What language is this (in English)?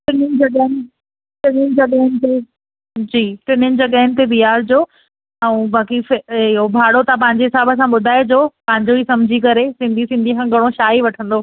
Sindhi